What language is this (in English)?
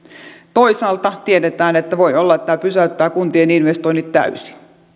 Finnish